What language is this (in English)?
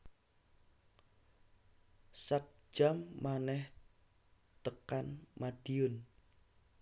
Javanese